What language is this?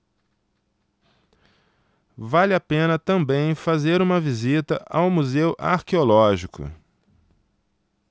Portuguese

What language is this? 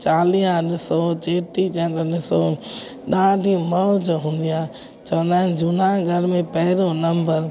Sindhi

